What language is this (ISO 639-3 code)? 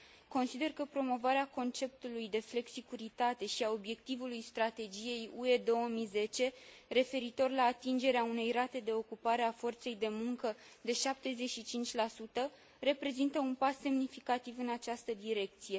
ron